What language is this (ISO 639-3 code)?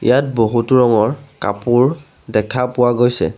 asm